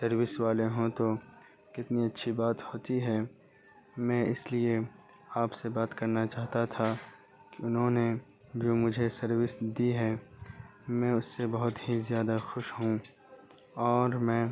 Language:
Urdu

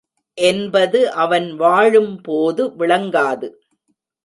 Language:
Tamil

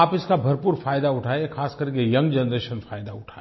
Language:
Hindi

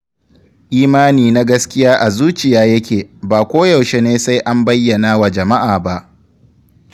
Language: Hausa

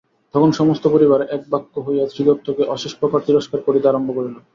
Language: Bangla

